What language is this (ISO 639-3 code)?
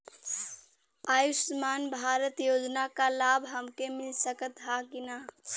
bho